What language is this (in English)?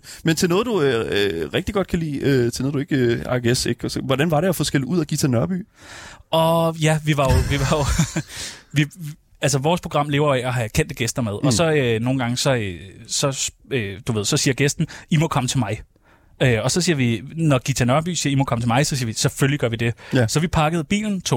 Danish